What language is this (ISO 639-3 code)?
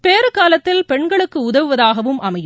tam